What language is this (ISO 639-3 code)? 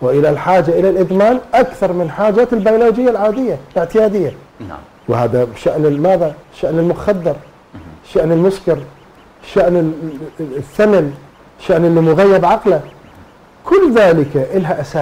ara